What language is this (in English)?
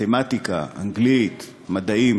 Hebrew